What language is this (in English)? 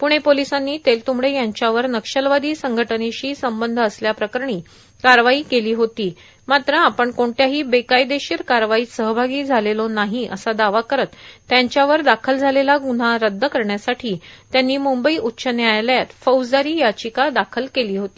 Marathi